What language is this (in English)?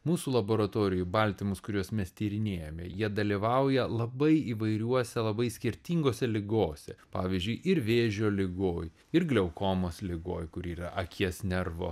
Lithuanian